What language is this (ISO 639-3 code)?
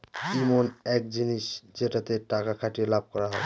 ben